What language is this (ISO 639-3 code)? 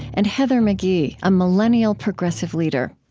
eng